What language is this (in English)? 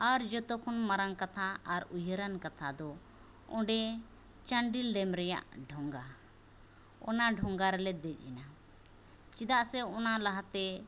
Santali